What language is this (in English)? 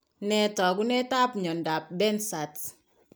Kalenjin